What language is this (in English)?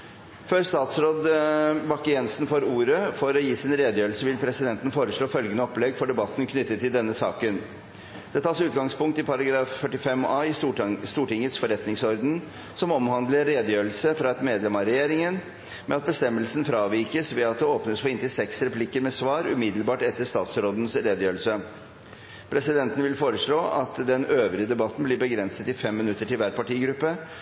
Norwegian Bokmål